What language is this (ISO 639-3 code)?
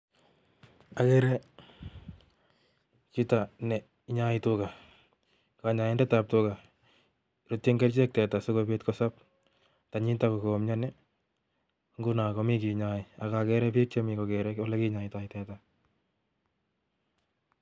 kln